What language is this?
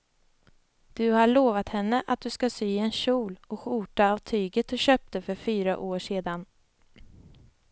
Swedish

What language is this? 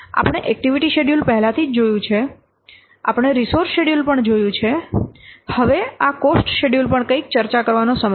Gujarati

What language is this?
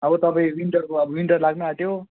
Nepali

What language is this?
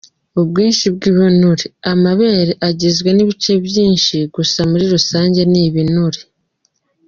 Kinyarwanda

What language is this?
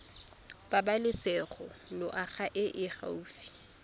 Tswana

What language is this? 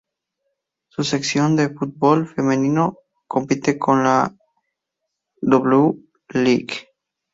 Spanish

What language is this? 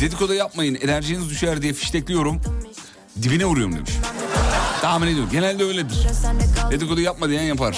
Turkish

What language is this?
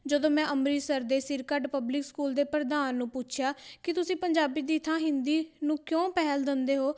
Punjabi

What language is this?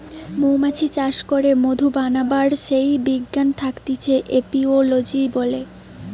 Bangla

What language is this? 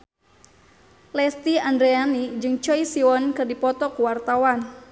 Sundanese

